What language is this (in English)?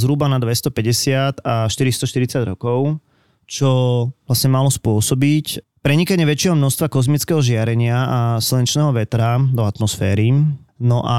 Slovak